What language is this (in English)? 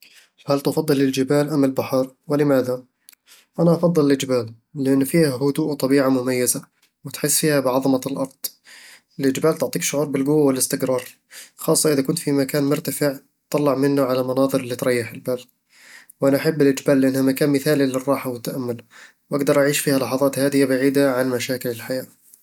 Eastern Egyptian Bedawi Arabic